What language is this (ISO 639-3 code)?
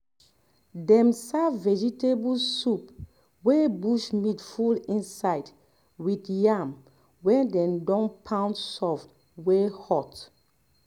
pcm